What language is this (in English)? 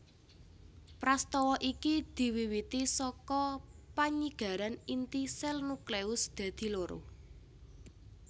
Javanese